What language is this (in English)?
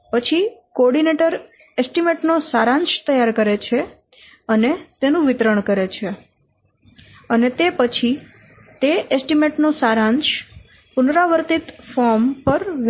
Gujarati